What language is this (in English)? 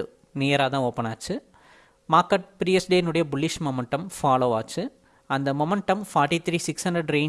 Tamil